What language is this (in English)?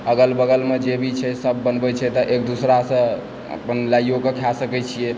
Maithili